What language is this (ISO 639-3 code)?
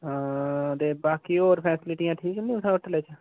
doi